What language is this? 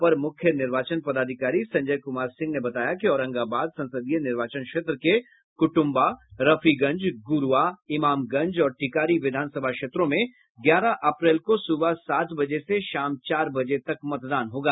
Hindi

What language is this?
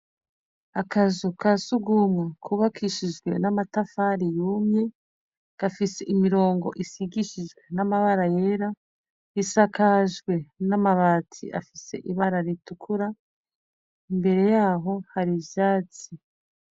Rundi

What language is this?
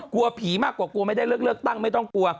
Thai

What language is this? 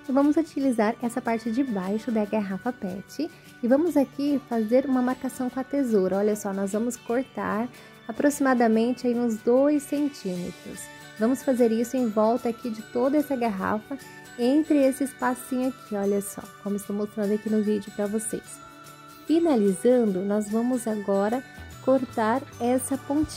Portuguese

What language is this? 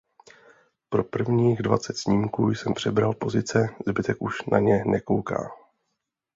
Czech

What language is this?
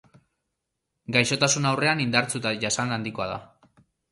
Basque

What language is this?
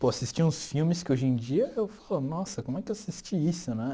Portuguese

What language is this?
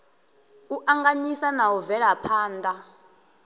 Venda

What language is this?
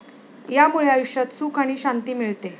Marathi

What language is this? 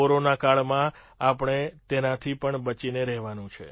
Gujarati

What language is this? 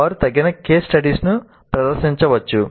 Telugu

